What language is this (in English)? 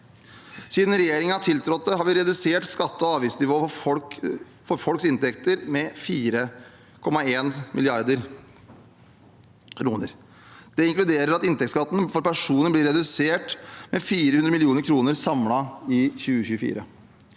Norwegian